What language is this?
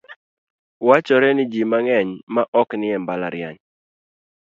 Luo (Kenya and Tanzania)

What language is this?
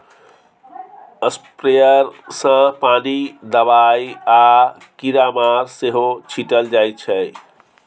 Maithili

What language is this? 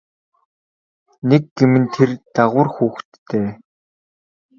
Mongolian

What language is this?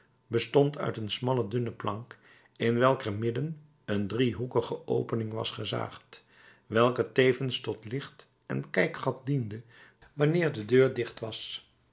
Dutch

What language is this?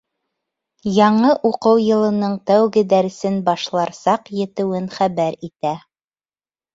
Bashkir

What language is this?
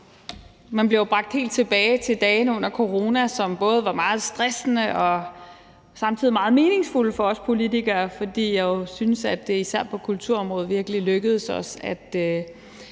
Danish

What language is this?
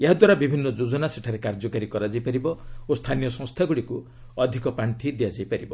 Odia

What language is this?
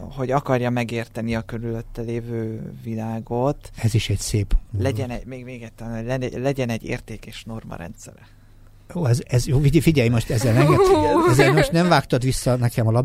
Hungarian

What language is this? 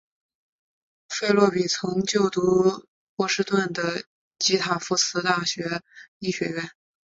Chinese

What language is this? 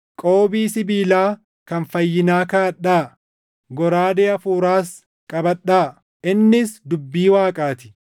Oromo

